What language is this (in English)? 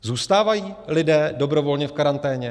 Czech